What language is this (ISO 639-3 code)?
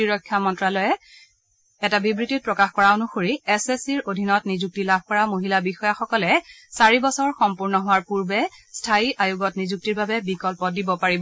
asm